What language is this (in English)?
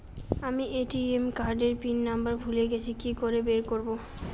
Bangla